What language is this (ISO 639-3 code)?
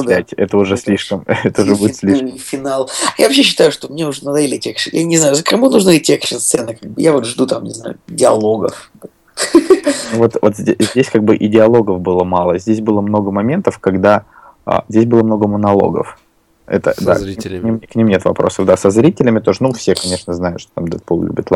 rus